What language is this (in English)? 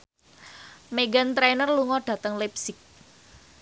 Javanese